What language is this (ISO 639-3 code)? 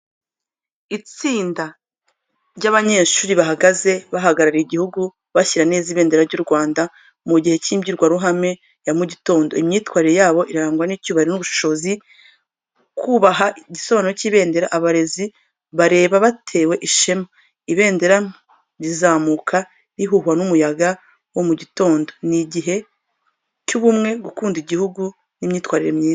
kin